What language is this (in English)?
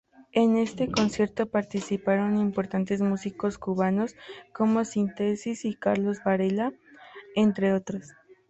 Spanish